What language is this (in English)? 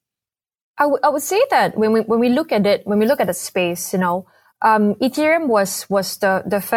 English